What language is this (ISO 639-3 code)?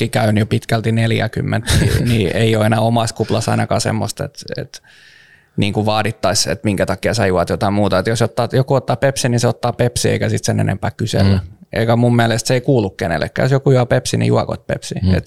fin